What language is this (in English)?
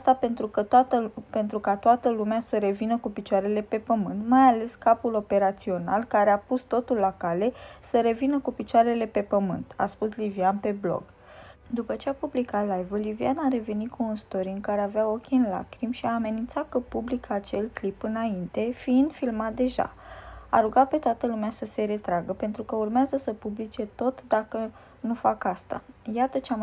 Romanian